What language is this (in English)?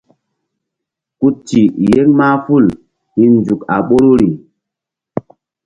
Mbum